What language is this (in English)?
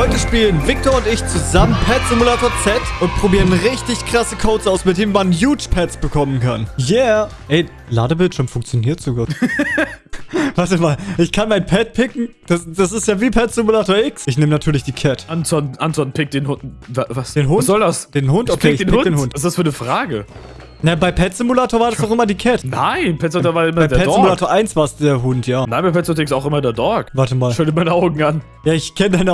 German